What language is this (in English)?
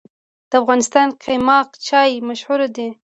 Pashto